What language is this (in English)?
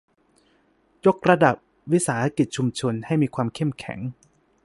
Thai